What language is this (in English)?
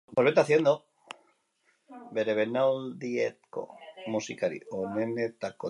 Basque